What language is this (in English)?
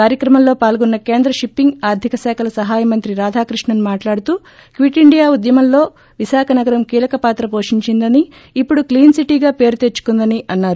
Telugu